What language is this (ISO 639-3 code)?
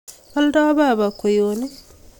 kln